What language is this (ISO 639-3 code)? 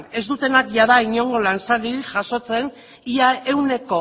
eus